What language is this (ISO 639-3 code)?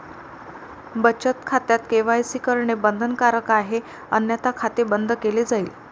mar